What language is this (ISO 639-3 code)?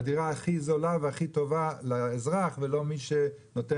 heb